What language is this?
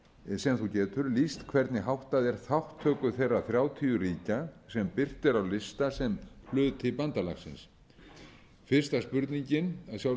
Icelandic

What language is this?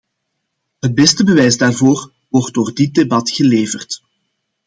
Dutch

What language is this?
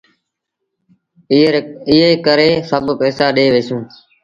Sindhi Bhil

